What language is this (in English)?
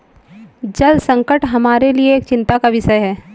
Hindi